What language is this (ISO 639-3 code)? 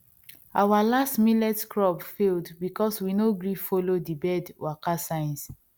pcm